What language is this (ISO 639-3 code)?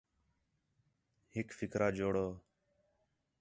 xhe